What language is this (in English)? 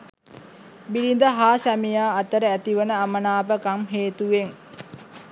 Sinhala